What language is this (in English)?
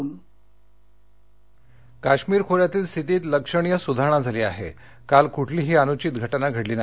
Marathi